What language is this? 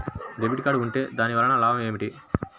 Telugu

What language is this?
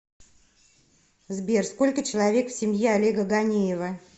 Russian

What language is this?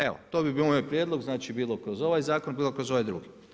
Croatian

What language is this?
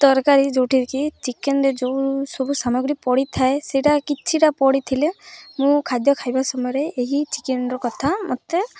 Odia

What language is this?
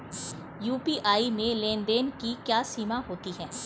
Hindi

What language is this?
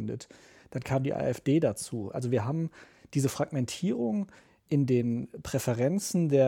German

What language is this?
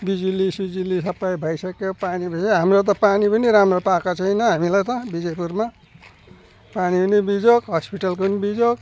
Nepali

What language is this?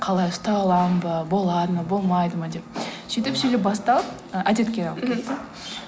Kazakh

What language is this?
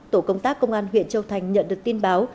Vietnamese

